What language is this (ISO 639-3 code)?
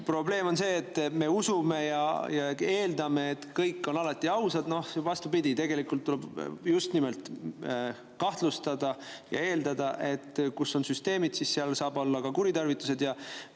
est